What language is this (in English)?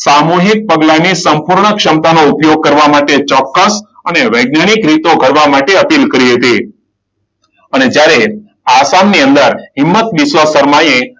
Gujarati